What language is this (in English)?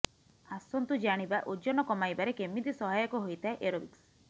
Odia